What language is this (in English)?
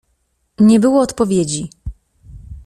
Polish